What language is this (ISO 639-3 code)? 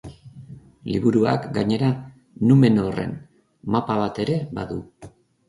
eus